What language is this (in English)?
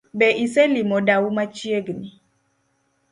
Luo (Kenya and Tanzania)